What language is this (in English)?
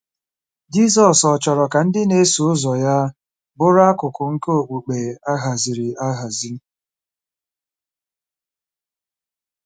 Igbo